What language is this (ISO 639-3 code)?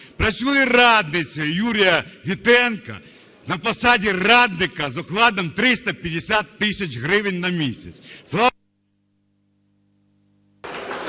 ukr